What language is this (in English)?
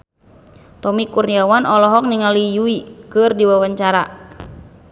Sundanese